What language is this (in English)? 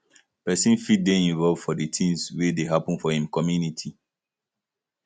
Nigerian Pidgin